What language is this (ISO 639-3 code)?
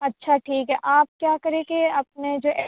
urd